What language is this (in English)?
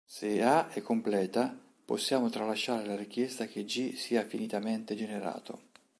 Italian